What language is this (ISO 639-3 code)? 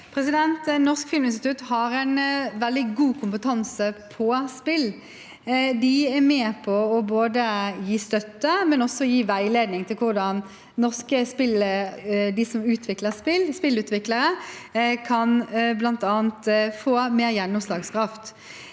nor